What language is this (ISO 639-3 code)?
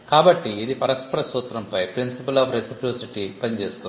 tel